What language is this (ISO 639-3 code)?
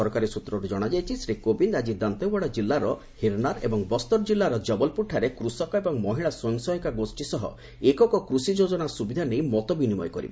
ori